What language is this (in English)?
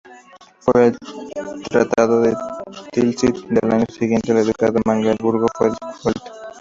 Spanish